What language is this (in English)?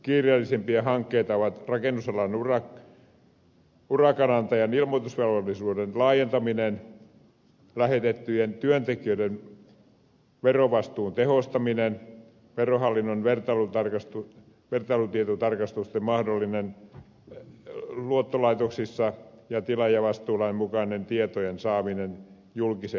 Finnish